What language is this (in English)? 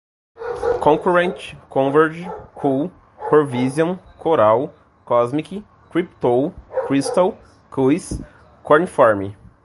Portuguese